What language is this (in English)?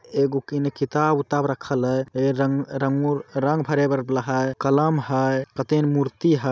Magahi